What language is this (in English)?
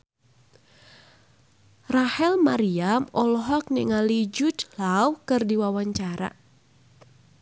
Sundanese